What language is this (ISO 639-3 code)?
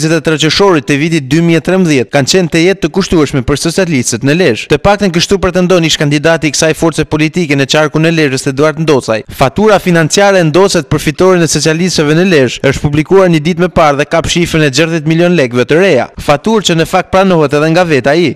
ron